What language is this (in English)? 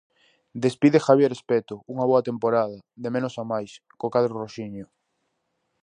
Galician